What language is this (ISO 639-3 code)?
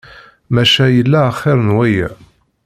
kab